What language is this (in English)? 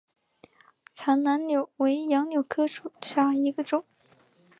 Chinese